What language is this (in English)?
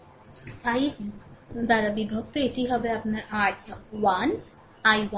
Bangla